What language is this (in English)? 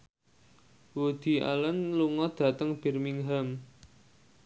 Javanese